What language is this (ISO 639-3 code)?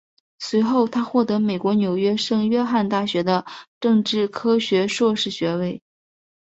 zho